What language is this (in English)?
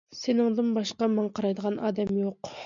Uyghur